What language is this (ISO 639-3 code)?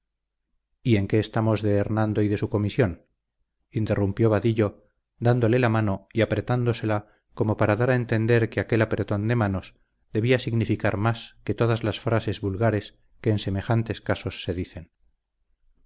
spa